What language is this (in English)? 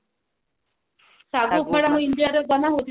Odia